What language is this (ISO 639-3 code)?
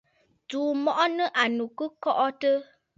bfd